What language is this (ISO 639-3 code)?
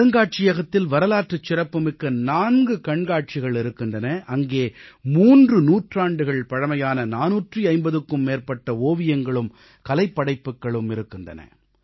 tam